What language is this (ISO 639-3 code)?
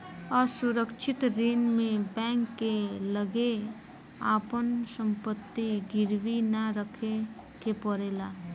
bho